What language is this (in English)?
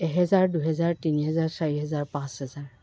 Assamese